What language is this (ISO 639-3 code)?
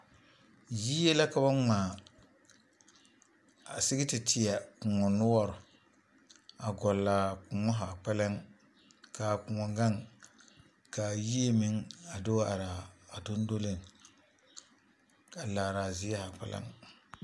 dga